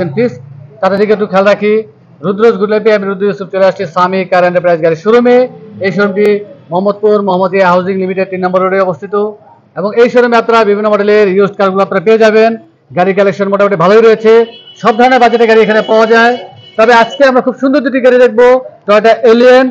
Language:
Hindi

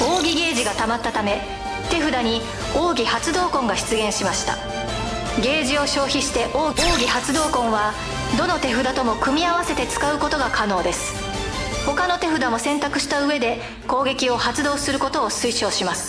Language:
Japanese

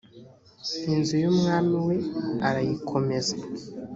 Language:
Kinyarwanda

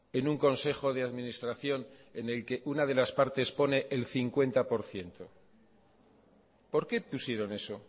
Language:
Spanish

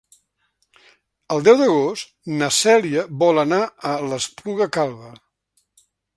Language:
Catalan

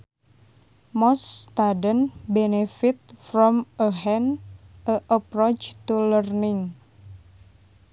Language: Sundanese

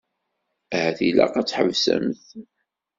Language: Kabyle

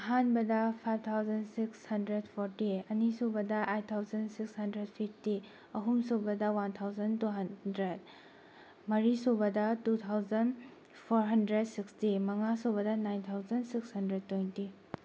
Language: Manipuri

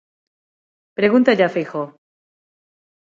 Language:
Galician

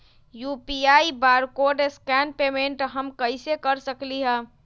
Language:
Magahi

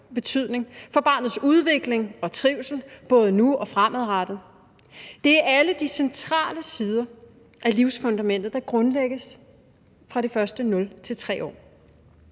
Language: Danish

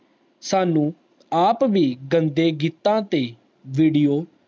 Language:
Punjabi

